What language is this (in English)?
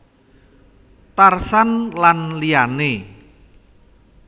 Javanese